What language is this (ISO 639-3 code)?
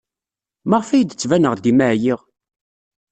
kab